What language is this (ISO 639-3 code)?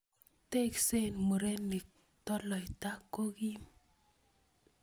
kln